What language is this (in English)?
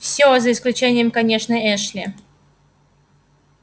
Russian